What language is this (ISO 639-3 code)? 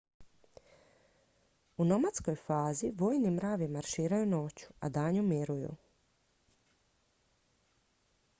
hrv